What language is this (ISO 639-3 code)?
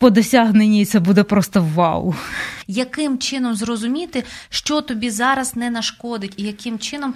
ukr